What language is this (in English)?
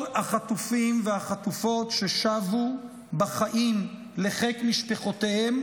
Hebrew